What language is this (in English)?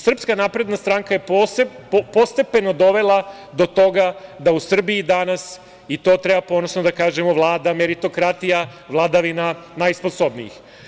Serbian